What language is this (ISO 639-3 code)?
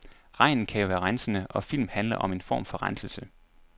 dan